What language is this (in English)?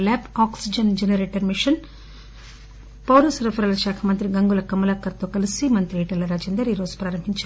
Telugu